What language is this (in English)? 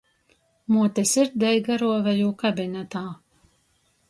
Latgalian